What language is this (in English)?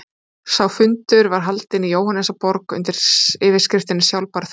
Icelandic